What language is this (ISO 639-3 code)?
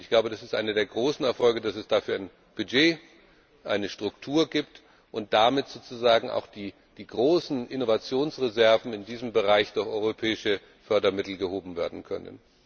deu